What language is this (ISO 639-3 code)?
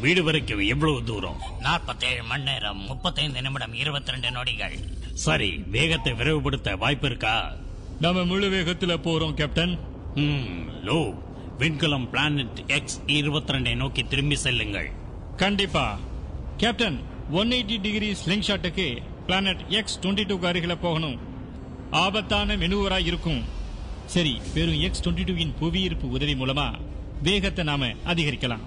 tam